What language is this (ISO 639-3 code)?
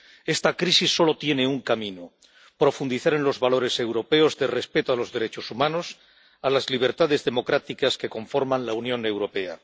spa